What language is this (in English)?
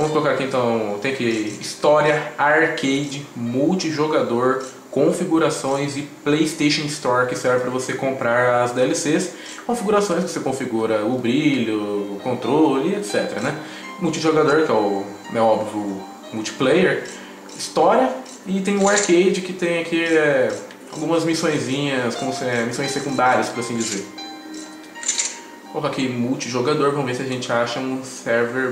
Portuguese